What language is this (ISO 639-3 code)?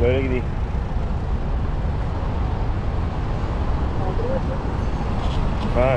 tur